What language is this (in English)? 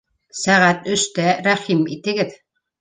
Bashkir